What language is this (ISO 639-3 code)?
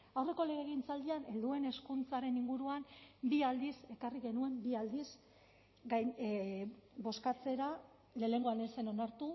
eus